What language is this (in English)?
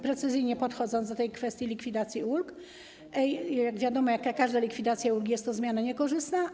Polish